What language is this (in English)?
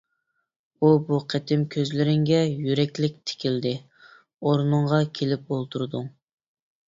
Uyghur